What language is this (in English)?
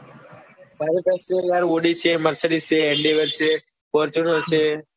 Gujarati